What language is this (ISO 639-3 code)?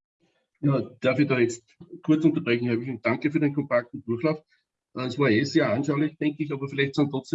deu